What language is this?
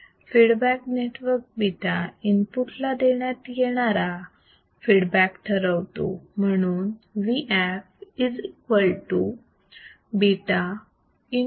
Marathi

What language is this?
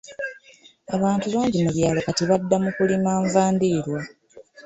Ganda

